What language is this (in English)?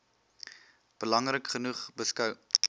Afrikaans